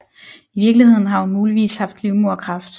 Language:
Danish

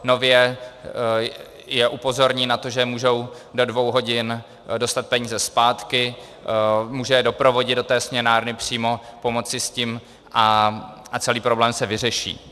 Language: Czech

